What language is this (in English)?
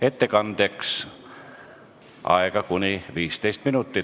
Estonian